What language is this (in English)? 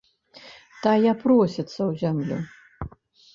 Belarusian